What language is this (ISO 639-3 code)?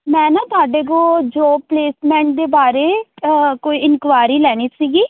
pan